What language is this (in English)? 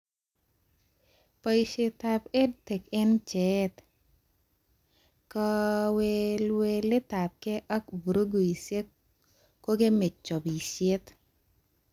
Kalenjin